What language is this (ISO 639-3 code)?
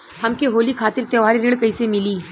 bho